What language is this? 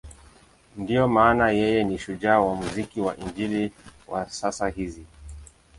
Swahili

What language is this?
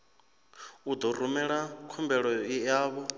Venda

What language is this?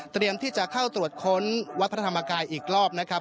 Thai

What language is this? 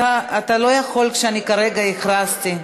Hebrew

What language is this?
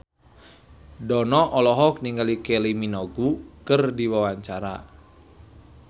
Sundanese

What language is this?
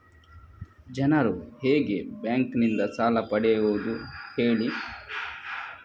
Kannada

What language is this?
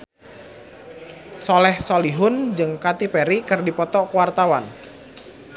Sundanese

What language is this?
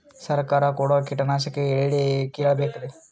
Kannada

